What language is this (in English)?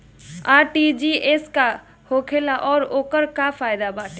Bhojpuri